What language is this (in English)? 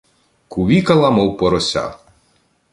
Ukrainian